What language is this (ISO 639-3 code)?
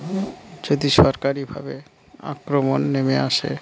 ben